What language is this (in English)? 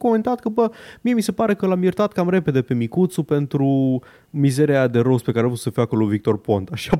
Romanian